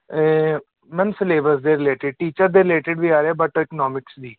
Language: Punjabi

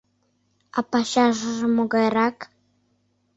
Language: Mari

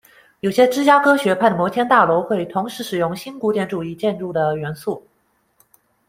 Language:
Chinese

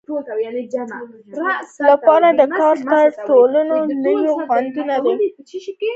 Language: Pashto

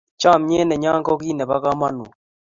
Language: Kalenjin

